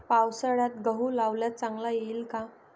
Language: Marathi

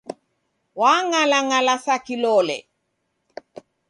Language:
Taita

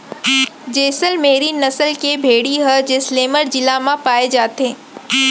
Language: Chhattisgarhi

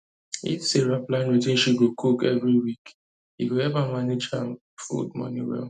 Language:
Nigerian Pidgin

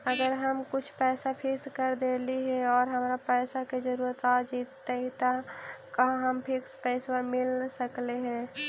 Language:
Magahi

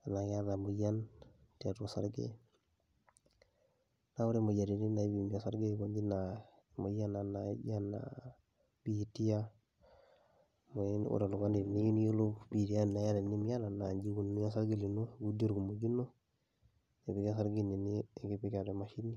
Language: Masai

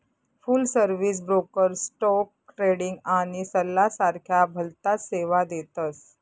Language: Marathi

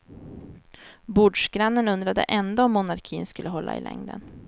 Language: Swedish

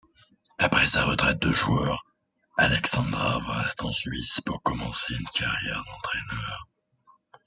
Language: French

